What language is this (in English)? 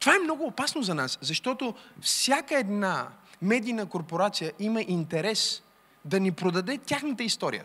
Bulgarian